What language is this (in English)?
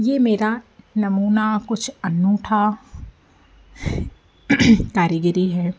Hindi